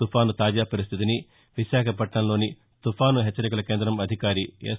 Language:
Telugu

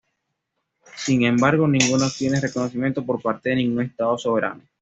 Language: Spanish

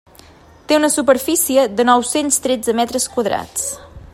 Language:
Catalan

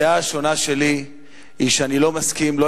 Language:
Hebrew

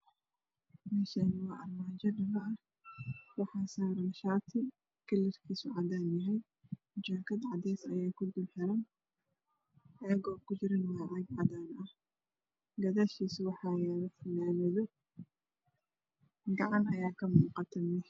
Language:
Somali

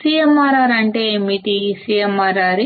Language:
Telugu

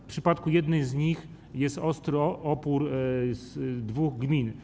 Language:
Polish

